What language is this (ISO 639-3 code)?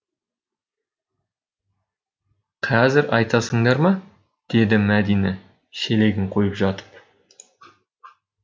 kaz